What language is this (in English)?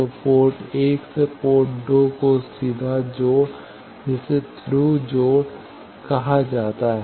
Hindi